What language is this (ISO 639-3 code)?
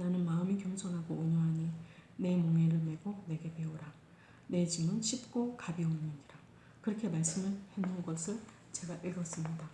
kor